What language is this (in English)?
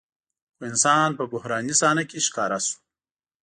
Pashto